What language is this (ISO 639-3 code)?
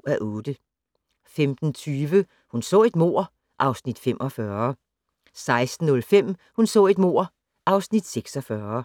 dan